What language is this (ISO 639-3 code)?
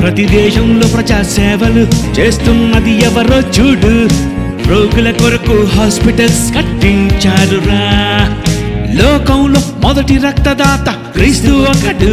tel